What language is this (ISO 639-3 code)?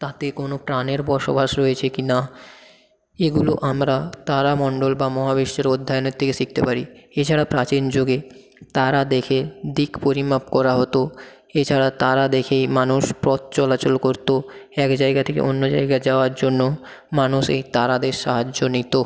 ben